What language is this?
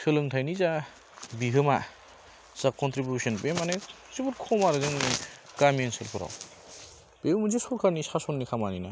Bodo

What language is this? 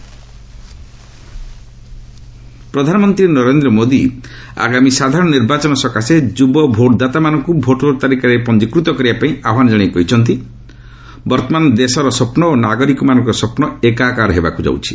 Odia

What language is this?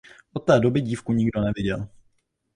Czech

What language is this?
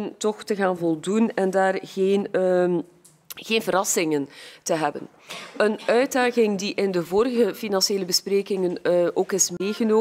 Dutch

